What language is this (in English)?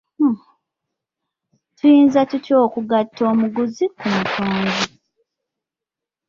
Ganda